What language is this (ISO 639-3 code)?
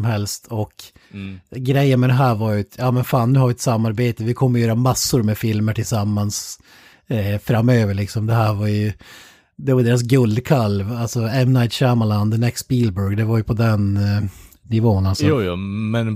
swe